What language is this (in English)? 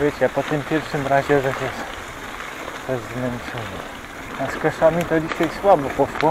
Polish